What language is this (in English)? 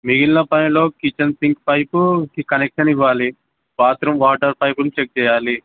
Telugu